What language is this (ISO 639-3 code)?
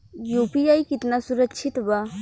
bho